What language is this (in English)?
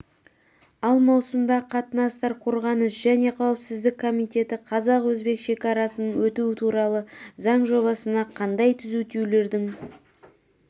Kazakh